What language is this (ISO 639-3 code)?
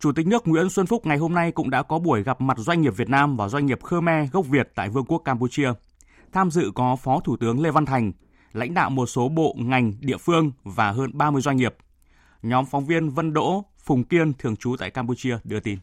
vie